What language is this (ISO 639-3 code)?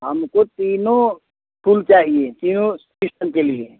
hin